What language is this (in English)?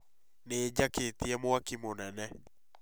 Kikuyu